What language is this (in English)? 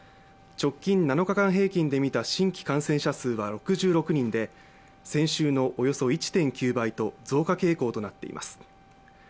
Japanese